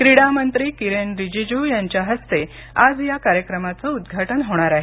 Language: Marathi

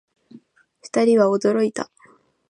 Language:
Japanese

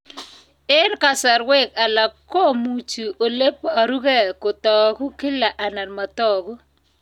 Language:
Kalenjin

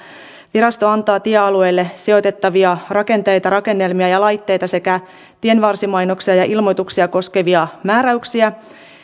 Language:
Finnish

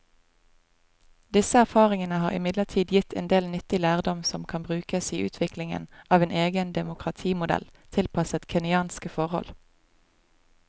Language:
Norwegian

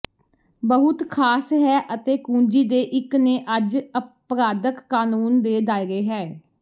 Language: Punjabi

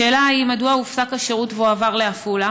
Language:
Hebrew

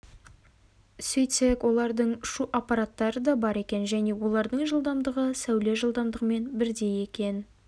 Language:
Kazakh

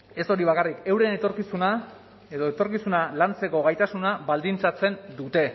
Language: Basque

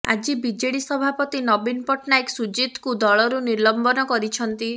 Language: Odia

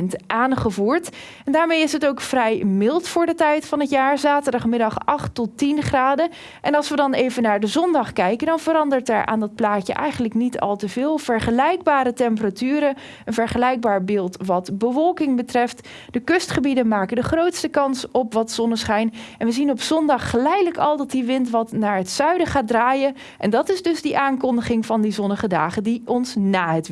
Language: Dutch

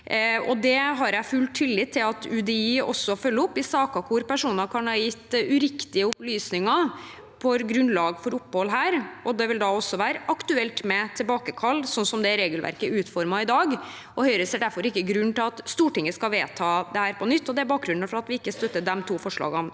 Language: Norwegian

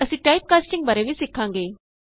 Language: Punjabi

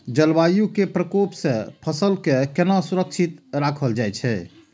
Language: Maithili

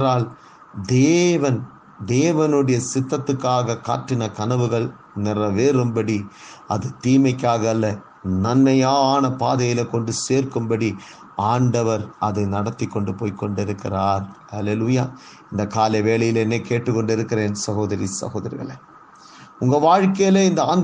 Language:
Tamil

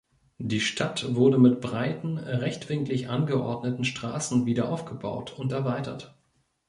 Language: German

